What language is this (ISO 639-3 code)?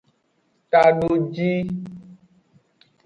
ajg